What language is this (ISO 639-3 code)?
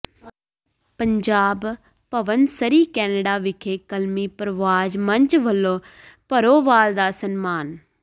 pan